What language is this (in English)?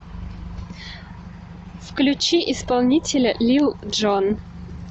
Russian